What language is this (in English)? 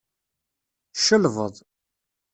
Kabyle